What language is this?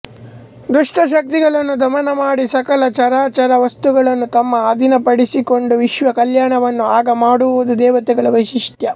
Kannada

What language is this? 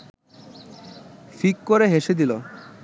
Bangla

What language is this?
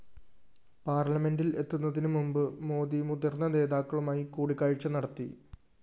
Malayalam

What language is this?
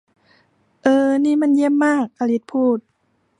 Thai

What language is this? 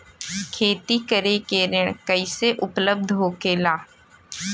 Bhojpuri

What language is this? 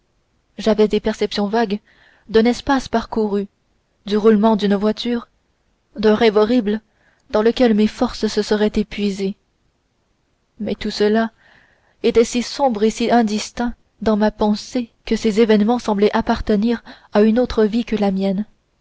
French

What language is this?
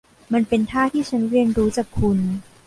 Thai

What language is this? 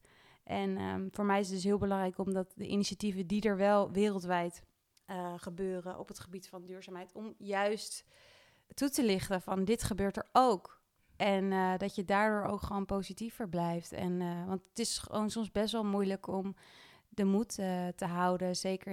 Dutch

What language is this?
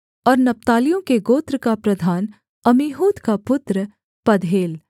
Hindi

